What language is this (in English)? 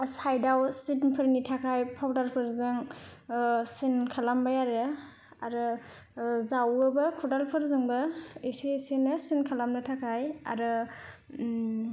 Bodo